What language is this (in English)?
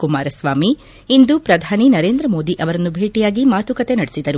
Kannada